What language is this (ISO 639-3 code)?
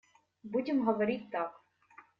rus